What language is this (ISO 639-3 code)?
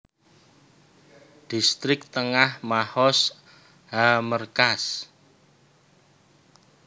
jav